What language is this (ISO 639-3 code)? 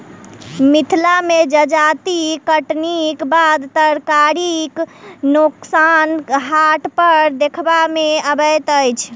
mai